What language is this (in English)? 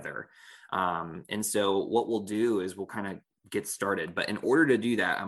English